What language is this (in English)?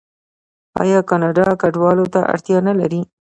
Pashto